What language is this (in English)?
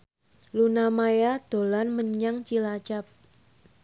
Javanese